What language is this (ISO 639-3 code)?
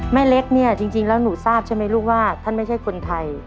tha